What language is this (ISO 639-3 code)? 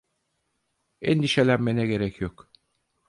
tur